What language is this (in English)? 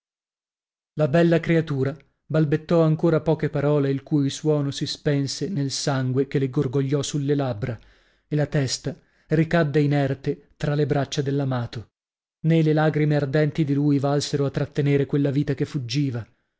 Italian